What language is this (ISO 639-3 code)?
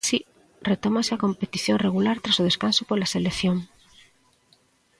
glg